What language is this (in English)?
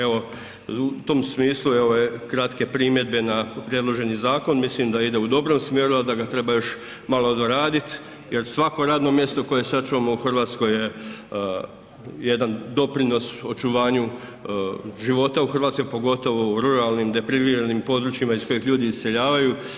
Croatian